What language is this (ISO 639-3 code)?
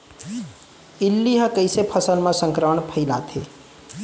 hne